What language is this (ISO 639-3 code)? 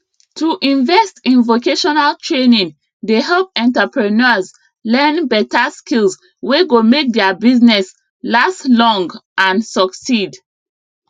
pcm